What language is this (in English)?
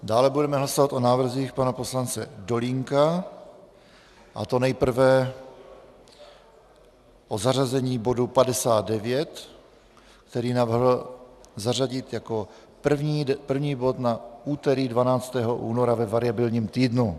Czech